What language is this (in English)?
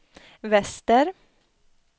Swedish